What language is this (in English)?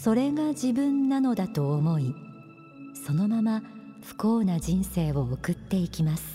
Japanese